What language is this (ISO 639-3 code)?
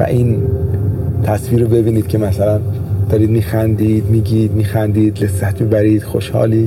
fas